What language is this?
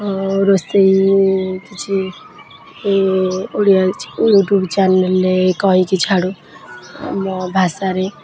Odia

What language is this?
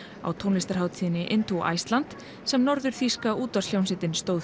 Icelandic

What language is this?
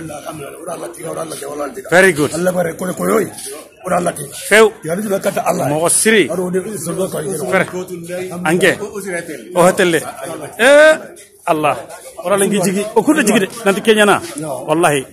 Arabic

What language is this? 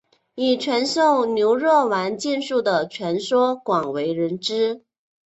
Chinese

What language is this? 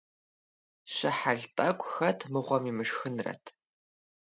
Kabardian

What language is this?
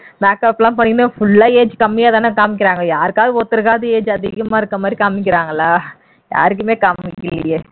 Tamil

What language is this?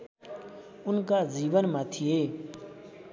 Nepali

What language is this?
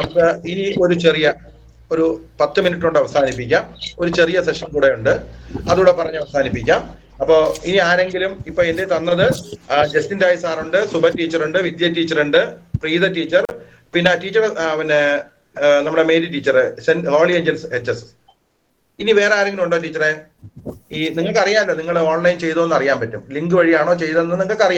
Malayalam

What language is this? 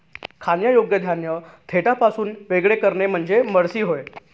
Marathi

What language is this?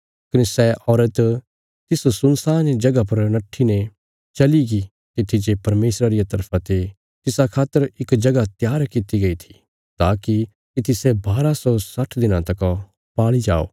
Bilaspuri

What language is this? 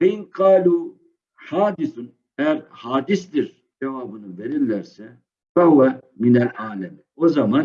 Turkish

